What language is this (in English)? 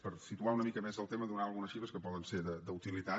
Catalan